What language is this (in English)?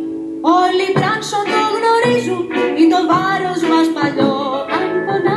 Greek